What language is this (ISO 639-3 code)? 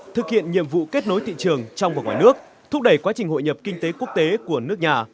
vie